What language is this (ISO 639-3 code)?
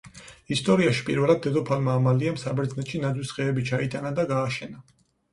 kat